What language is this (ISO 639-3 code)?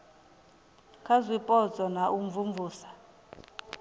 ven